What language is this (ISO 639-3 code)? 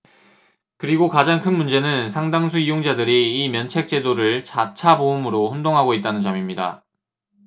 kor